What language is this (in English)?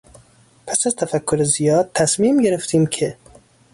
Persian